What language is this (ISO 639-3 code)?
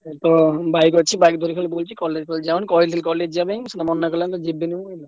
ori